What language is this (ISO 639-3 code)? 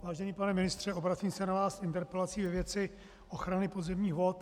ces